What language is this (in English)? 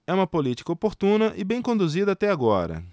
Portuguese